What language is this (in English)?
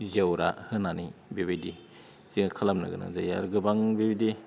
Bodo